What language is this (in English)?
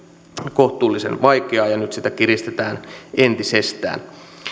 Finnish